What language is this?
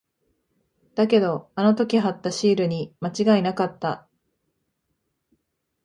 Japanese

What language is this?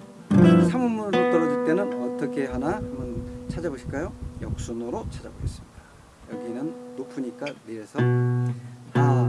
Korean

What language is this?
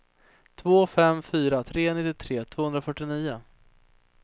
Swedish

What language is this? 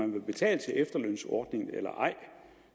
Danish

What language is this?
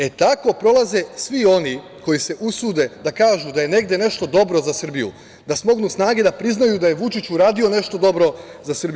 Serbian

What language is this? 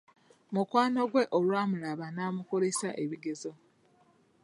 Ganda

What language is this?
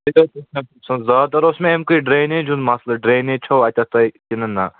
Kashmiri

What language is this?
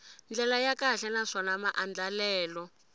Tsonga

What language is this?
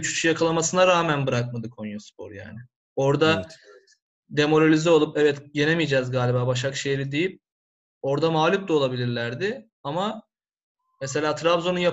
Turkish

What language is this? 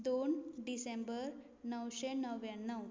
Konkani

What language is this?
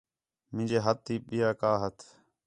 Khetrani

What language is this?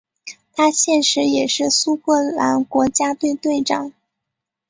Chinese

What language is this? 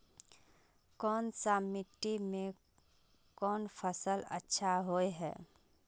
Magahi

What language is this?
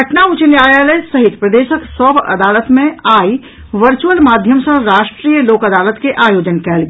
Maithili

